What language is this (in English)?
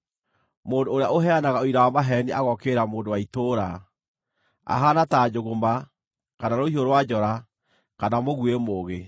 Kikuyu